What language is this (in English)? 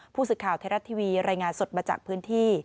Thai